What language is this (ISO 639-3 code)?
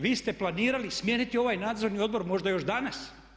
hrv